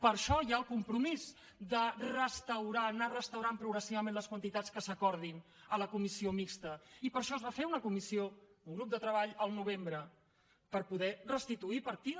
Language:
Catalan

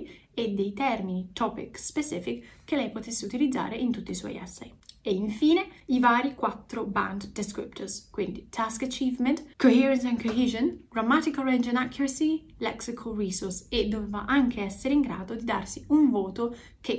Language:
Italian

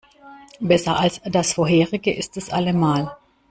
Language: German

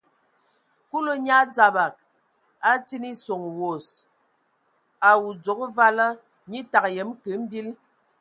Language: Ewondo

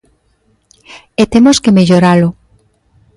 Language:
Galician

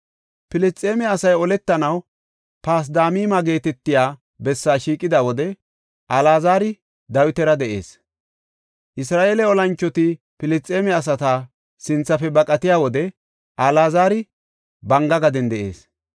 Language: Gofa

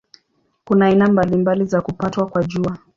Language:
Swahili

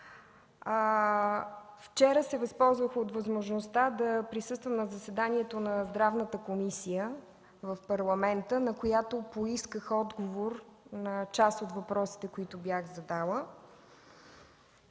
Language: Bulgarian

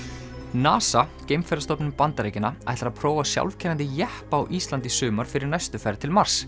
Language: Icelandic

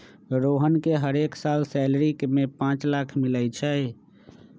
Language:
Magahi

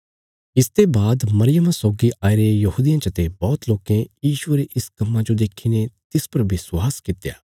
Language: Bilaspuri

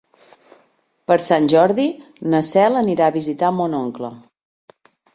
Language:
Catalan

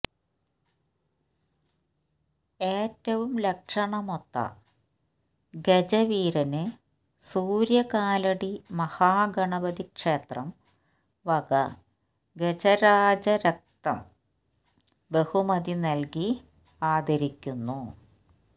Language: Malayalam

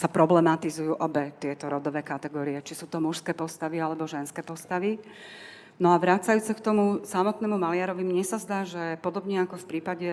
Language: Slovak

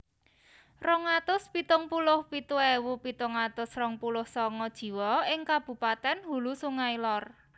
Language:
Javanese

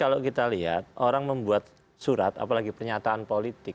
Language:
Indonesian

